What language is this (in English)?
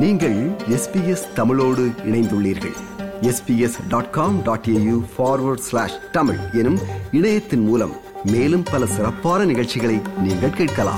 Tamil